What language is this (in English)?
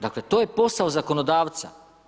Croatian